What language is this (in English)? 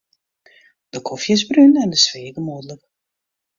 Western Frisian